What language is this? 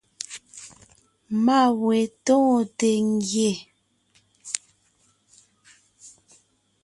Ngiemboon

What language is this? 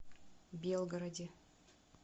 Russian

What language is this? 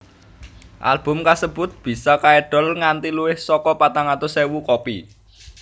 Javanese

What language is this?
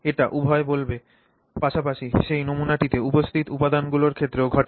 Bangla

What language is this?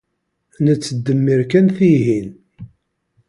Kabyle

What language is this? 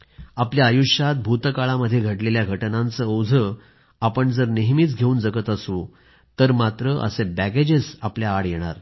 Marathi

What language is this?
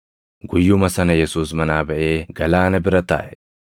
Oromo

